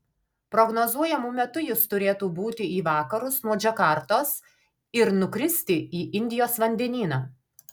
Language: Lithuanian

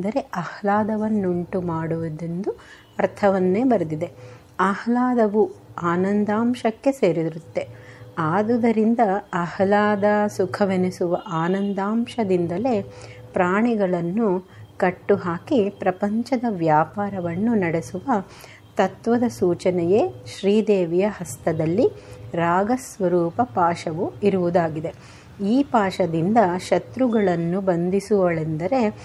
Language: Kannada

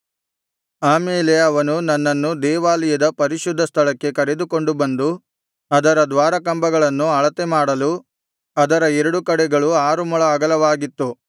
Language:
Kannada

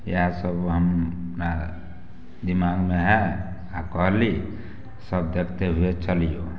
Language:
Maithili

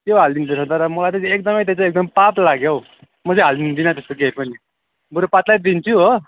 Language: Nepali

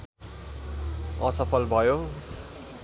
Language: Nepali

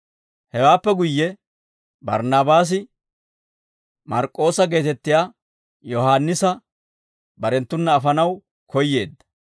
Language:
Dawro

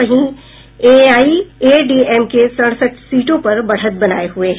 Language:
Hindi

